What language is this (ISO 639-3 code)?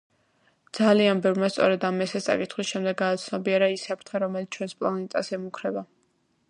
kat